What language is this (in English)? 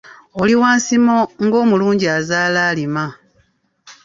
Ganda